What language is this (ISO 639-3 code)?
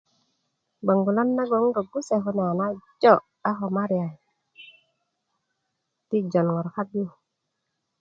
ukv